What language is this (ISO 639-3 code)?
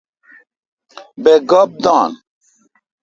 xka